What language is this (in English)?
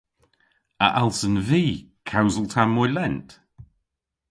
Cornish